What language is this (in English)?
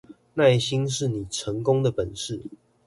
Chinese